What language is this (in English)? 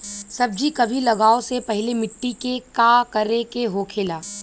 Bhojpuri